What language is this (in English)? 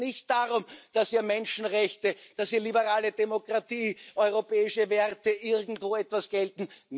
German